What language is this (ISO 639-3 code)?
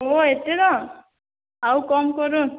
ori